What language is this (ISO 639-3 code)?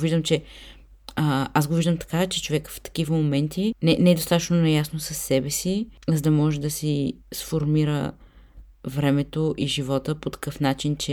bul